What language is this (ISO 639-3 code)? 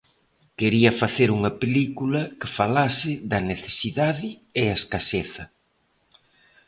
glg